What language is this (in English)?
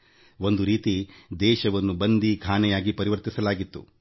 Kannada